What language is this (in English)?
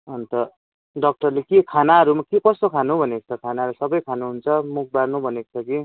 Nepali